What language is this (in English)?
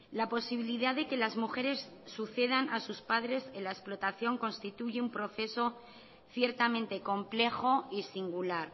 Spanish